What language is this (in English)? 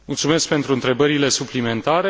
Romanian